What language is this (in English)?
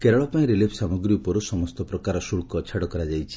Odia